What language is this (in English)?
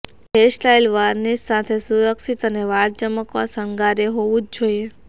Gujarati